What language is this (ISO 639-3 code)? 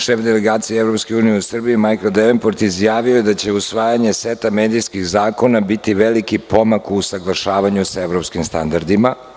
srp